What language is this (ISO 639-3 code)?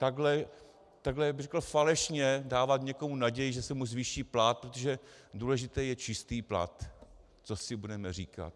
ces